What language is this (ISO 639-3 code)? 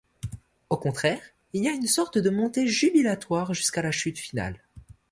fra